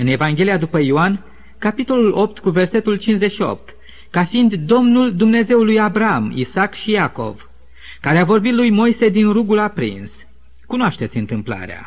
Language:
Romanian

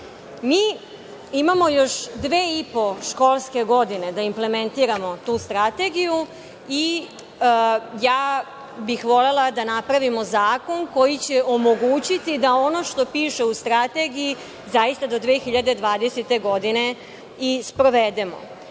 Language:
Serbian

